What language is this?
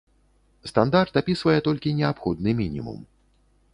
Belarusian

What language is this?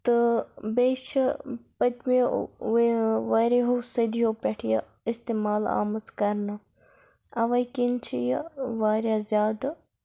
Kashmiri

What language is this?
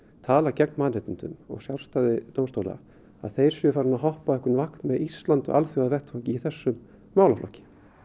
Icelandic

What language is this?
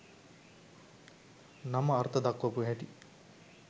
Sinhala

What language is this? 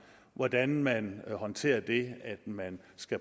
Danish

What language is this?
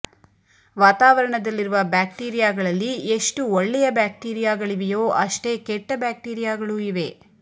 Kannada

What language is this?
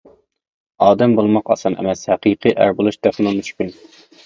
Uyghur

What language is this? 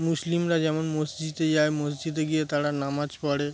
Bangla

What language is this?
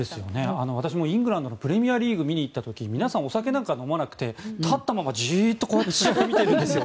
Japanese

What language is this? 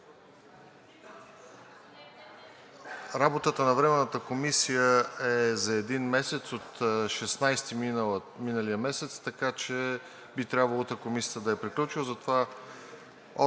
Bulgarian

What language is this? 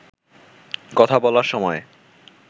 Bangla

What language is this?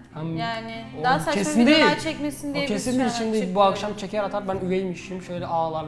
Turkish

